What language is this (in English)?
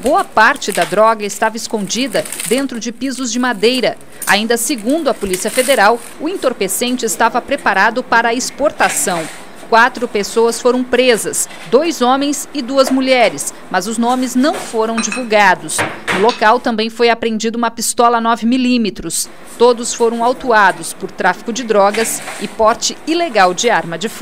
Portuguese